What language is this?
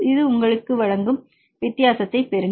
Tamil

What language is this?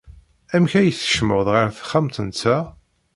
Kabyle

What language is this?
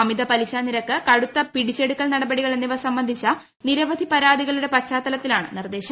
Malayalam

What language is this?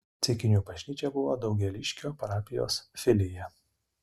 Lithuanian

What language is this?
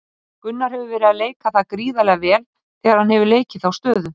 Icelandic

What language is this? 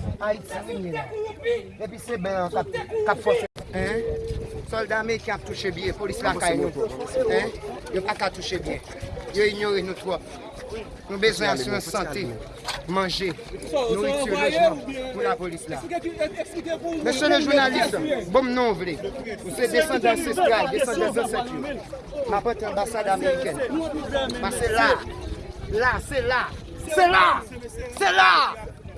French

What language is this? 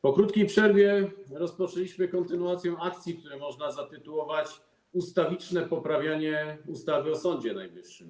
Polish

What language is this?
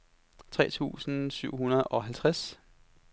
Danish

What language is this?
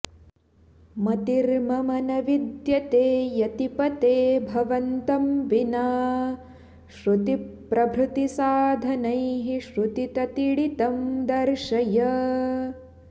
Sanskrit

